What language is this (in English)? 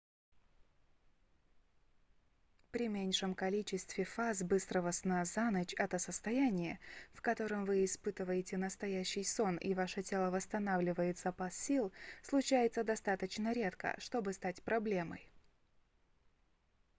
Russian